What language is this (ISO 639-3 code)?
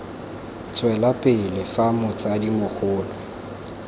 tsn